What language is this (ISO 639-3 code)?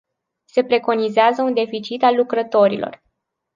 ron